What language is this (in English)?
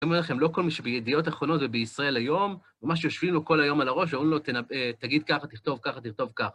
Hebrew